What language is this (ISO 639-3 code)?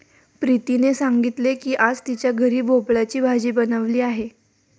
mar